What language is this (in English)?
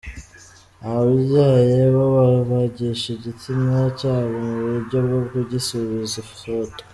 Kinyarwanda